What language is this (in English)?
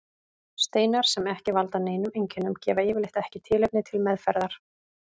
Icelandic